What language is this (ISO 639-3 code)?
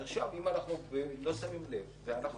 heb